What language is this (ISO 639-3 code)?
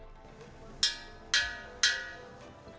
ind